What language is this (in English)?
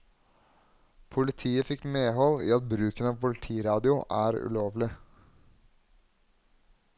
Norwegian